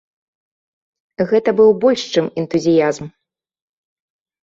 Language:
Belarusian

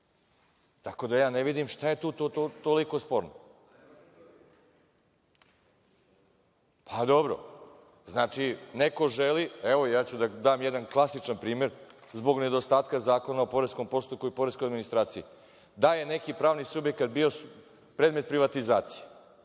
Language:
Serbian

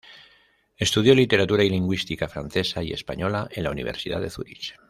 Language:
Spanish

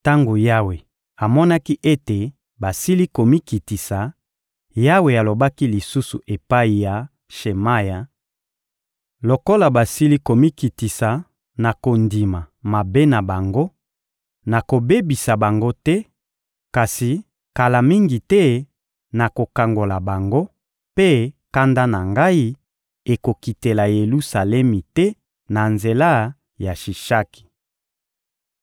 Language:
Lingala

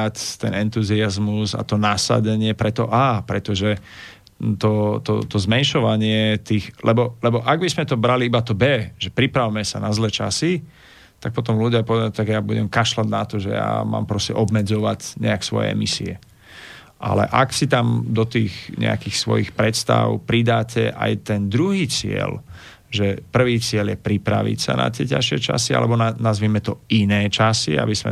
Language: Slovak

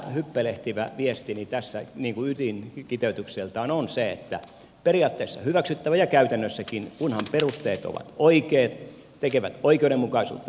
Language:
Finnish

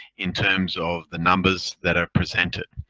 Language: English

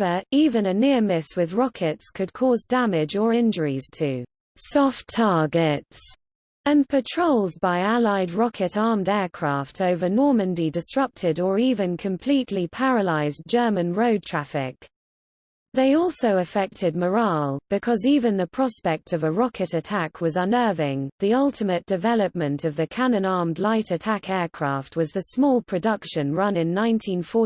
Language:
English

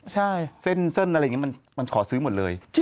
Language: Thai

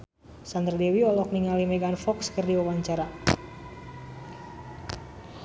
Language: Sundanese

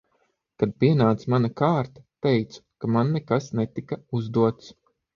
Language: Latvian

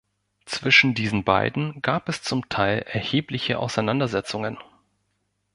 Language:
German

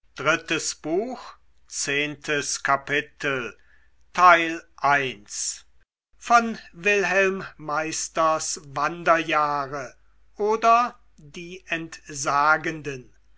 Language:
German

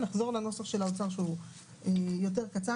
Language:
Hebrew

